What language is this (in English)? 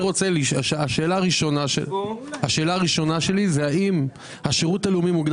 Hebrew